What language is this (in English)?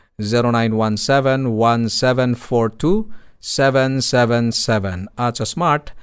Filipino